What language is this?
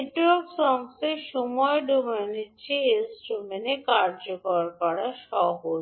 Bangla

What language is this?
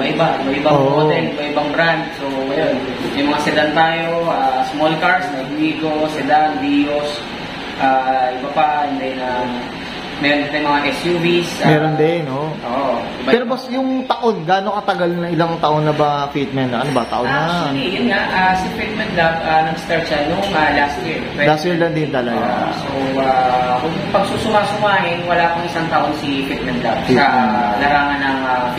Filipino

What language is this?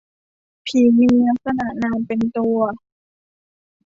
Thai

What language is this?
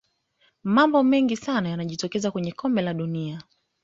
Swahili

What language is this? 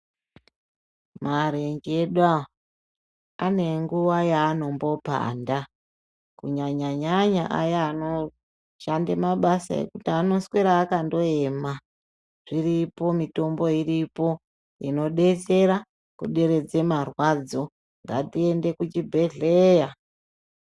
Ndau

